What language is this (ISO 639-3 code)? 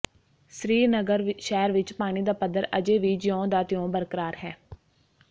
pan